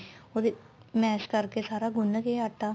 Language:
Punjabi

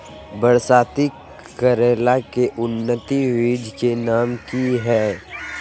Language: Magahi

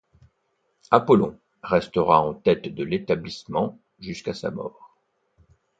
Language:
French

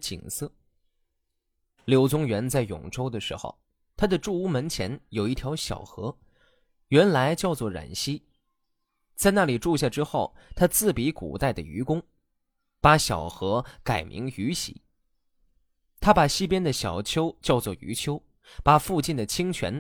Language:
Chinese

